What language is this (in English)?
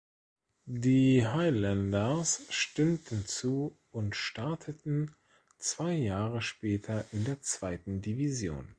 German